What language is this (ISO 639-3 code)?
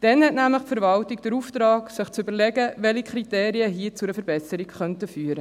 gsw